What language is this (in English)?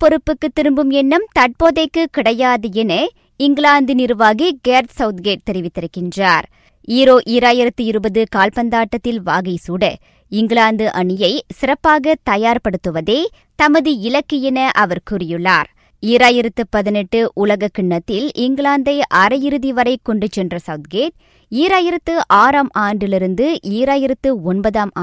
Tamil